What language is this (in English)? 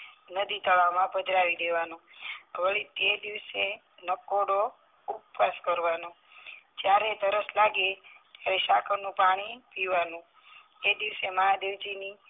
Gujarati